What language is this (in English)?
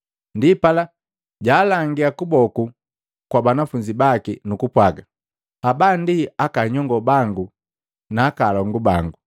Matengo